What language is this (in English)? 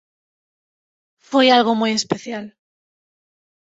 Galician